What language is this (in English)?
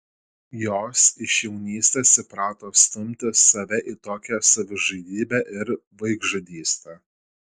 Lithuanian